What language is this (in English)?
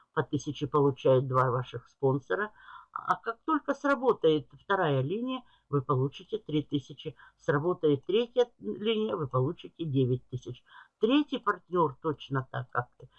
Russian